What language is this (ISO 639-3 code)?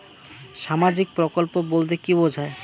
ben